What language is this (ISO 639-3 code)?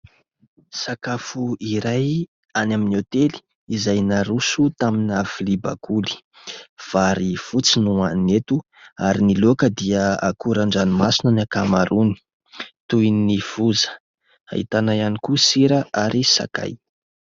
mlg